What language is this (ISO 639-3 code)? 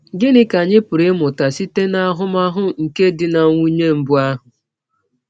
ibo